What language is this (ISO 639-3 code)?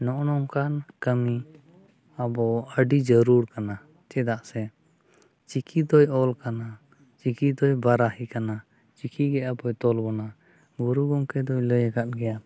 sat